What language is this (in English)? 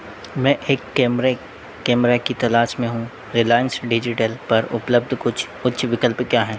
Hindi